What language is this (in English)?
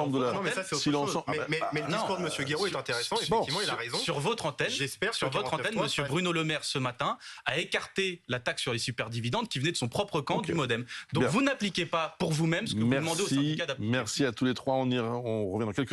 French